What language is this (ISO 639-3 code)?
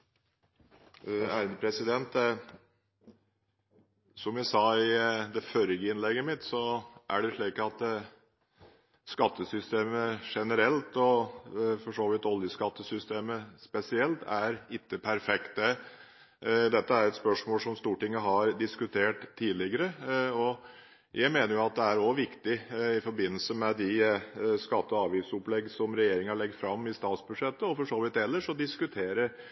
nob